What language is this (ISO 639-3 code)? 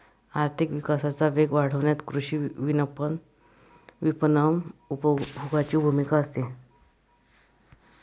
mar